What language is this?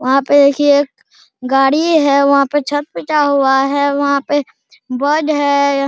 Hindi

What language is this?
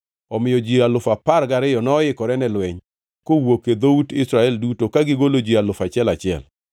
Luo (Kenya and Tanzania)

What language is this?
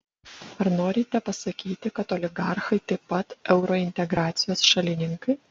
Lithuanian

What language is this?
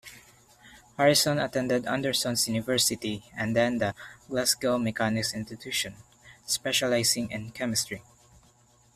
English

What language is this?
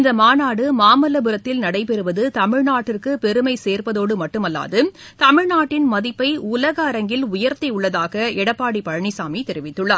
Tamil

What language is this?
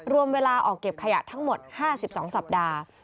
Thai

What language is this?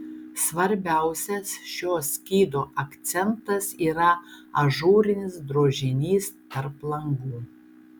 Lithuanian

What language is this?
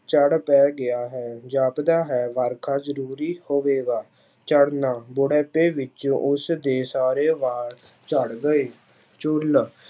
Punjabi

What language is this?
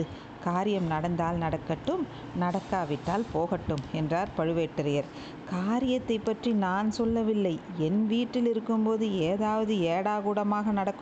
Tamil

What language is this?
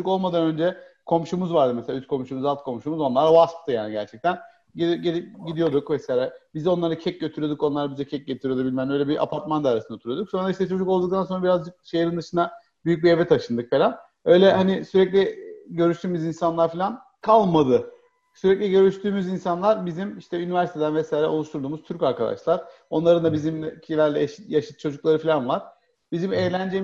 Turkish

